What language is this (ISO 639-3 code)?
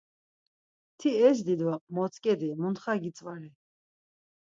lzz